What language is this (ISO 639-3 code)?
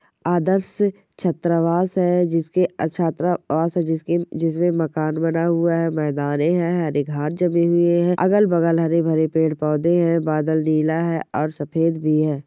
mwr